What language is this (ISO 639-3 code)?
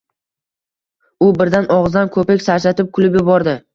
uzb